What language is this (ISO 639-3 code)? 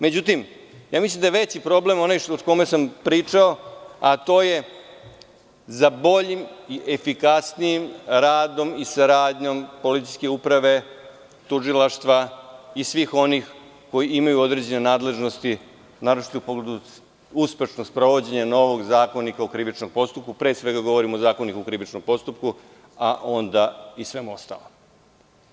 srp